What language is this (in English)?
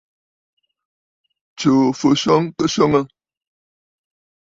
Bafut